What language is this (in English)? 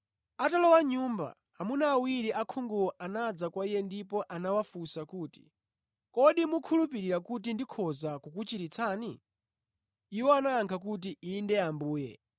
Nyanja